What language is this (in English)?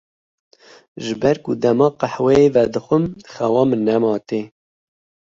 Kurdish